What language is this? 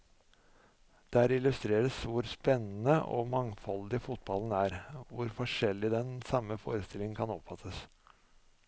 Norwegian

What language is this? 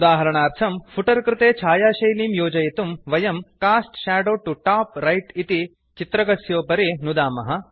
Sanskrit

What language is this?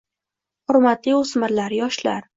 Uzbek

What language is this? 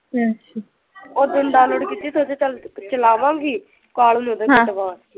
Punjabi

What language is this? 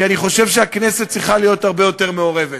Hebrew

